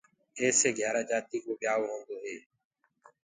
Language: Gurgula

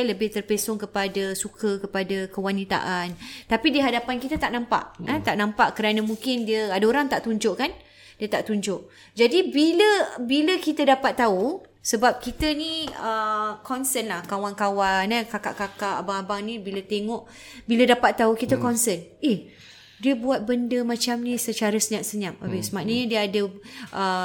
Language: Malay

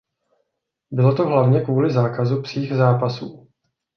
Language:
Czech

